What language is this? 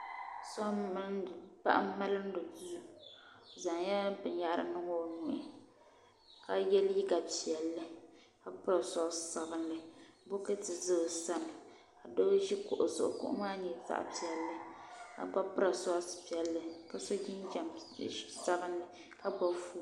Dagbani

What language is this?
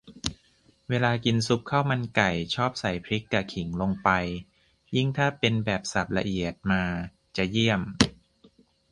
Thai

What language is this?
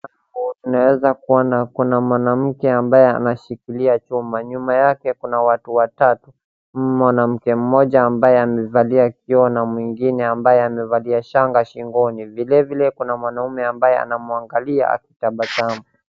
Swahili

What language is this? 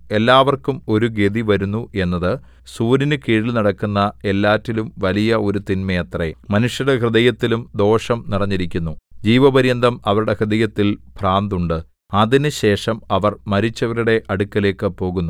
Malayalam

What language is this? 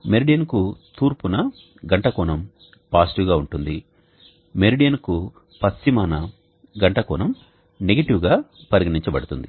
Telugu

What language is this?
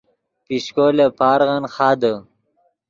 Yidgha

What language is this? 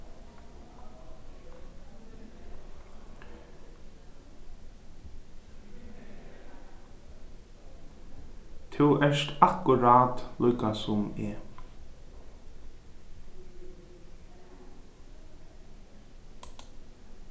Faroese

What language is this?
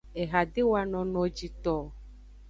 Aja (Benin)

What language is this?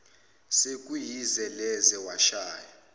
Zulu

